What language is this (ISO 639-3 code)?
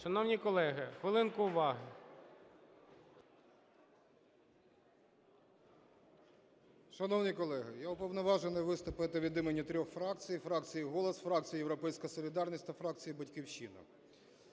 ukr